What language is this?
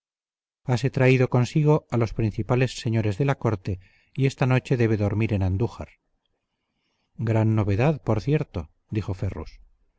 Spanish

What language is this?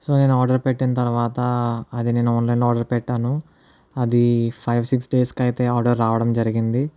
Telugu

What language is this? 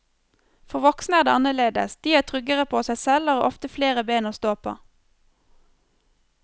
Norwegian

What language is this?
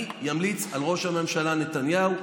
Hebrew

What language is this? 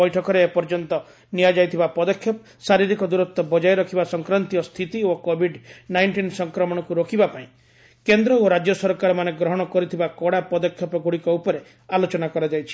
Odia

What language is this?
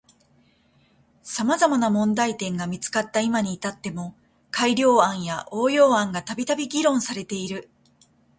Japanese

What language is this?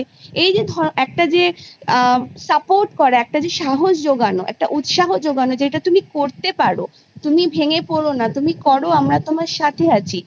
Bangla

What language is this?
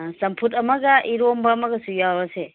Manipuri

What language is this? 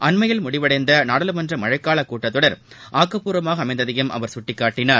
Tamil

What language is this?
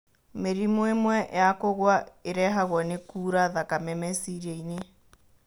Kikuyu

